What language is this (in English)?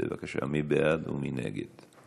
Hebrew